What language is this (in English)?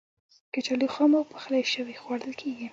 Pashto